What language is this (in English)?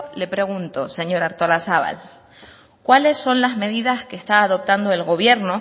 Spanish